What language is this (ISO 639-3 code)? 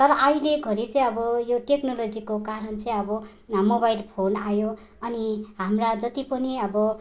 nep